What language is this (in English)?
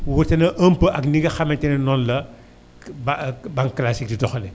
Wolof